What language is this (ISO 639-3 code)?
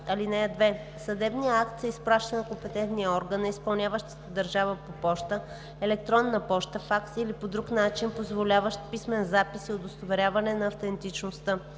bul